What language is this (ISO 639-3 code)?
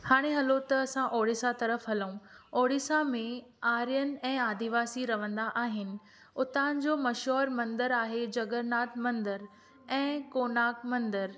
snd